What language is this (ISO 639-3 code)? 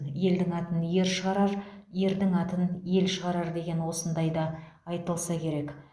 kaz